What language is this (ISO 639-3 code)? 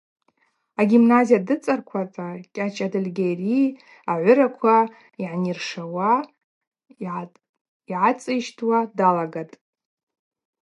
abq